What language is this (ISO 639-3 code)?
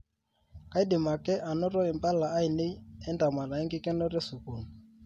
mas